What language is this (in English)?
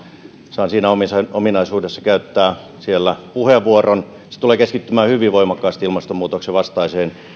Finnish